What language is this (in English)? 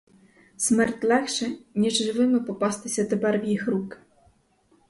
Ukrainian